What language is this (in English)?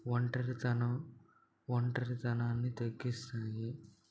Telugu